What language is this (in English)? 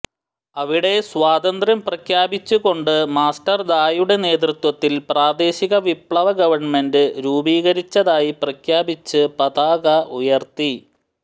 Malayalam